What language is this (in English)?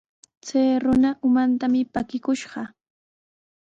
Sihuas Ancash Quechua